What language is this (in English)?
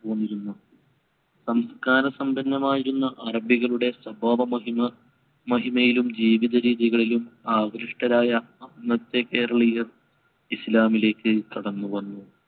Malayalam